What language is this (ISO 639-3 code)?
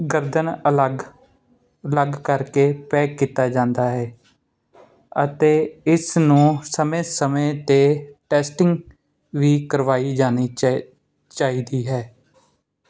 pan